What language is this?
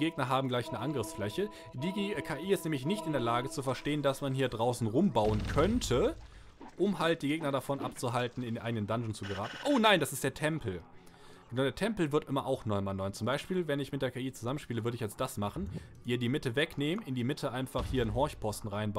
German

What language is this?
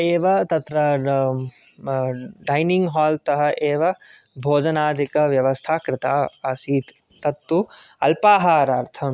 Sanskrit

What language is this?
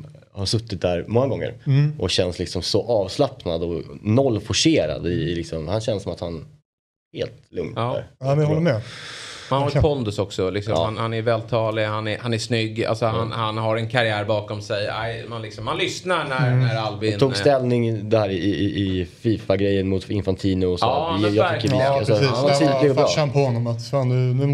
Swedish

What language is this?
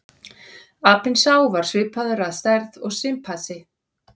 Icelandic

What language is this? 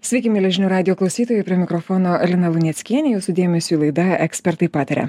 Lithuanian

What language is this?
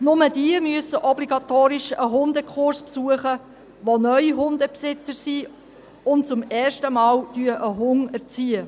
Swiss German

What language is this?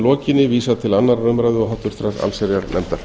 Icelandic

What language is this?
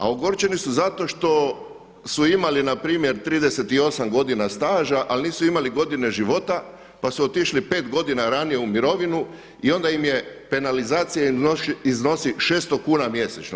Croatian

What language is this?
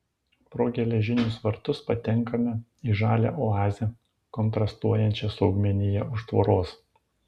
Lithuanian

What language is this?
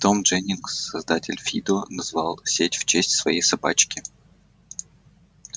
Russian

